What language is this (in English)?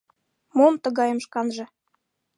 Mari